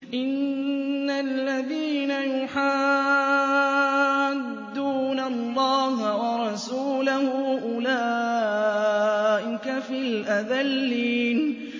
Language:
Arabic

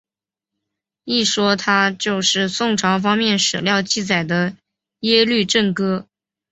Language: Chinese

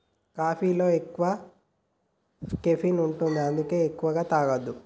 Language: Telugu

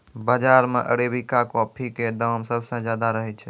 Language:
Maithili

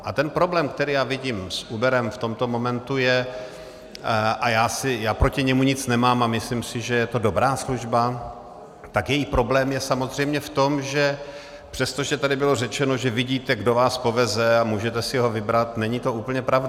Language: Czech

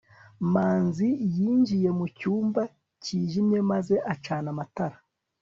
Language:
Kinyarwanda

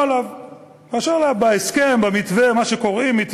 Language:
Hebrew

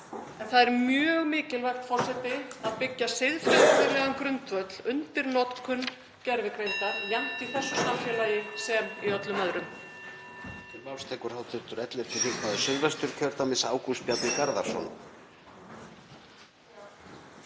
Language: Icelandic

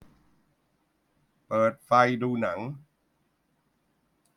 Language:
Thai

